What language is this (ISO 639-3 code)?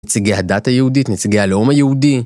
heb